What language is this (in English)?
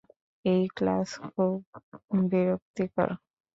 Bangla